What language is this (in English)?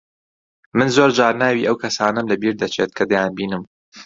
Central Kurdish